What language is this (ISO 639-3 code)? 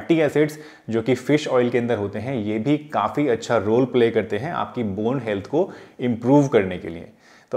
hin